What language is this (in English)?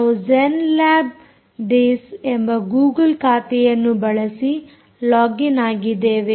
Kannada